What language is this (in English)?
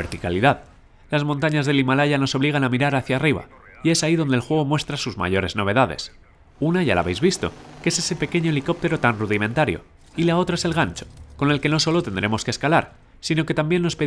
Spanish